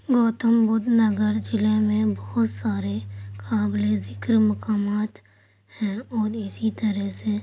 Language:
Urdu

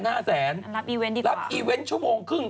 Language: Thai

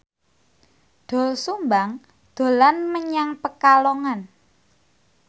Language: Javanese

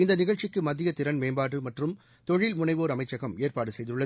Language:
Tamil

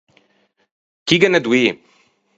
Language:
Ligurian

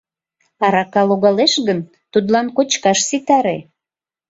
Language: Mari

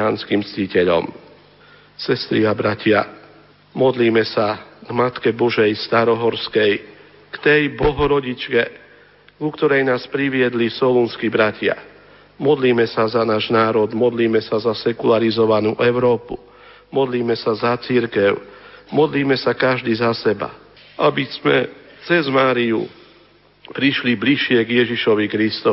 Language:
Slovak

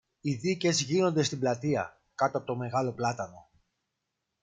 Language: Greek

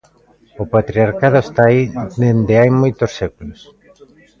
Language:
Galician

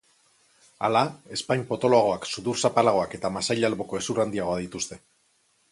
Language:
Basque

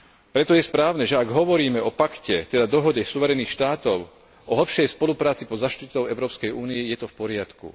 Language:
Slovak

